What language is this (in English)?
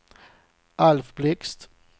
Swedish